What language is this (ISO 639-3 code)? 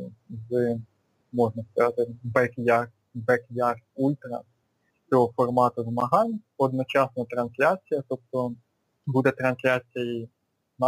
ukr